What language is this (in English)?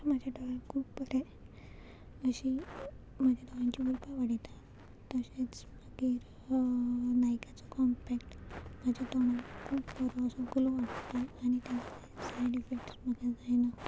Konkani